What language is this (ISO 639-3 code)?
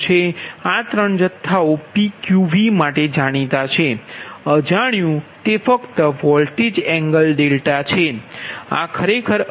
guj